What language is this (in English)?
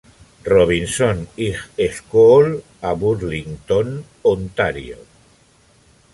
Catalan